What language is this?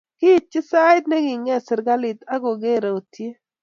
Kalenjin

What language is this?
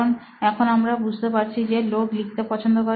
Bangla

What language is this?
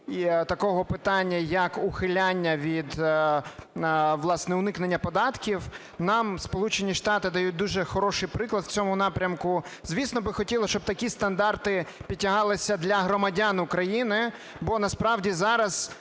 Ukrainian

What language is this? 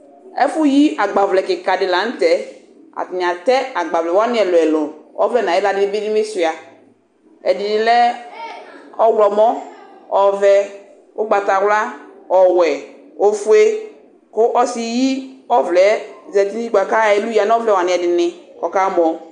Ikposo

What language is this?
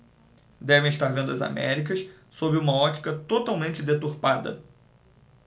Portuguese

